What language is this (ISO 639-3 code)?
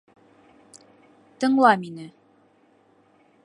bak